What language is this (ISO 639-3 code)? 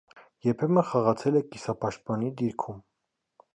hye